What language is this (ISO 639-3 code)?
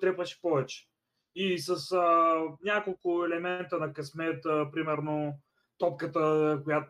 bul